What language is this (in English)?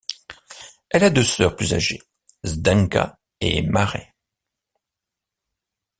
French